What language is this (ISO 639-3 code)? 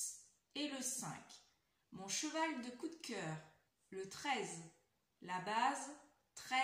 fra